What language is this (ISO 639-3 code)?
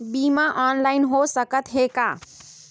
hne